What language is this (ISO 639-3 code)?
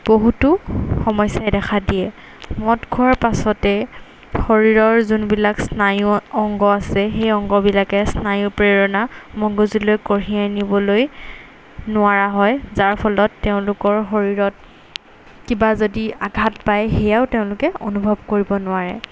asm